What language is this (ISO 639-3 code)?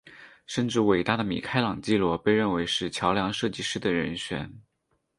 zho